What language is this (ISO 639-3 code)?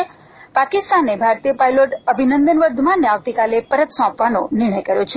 guj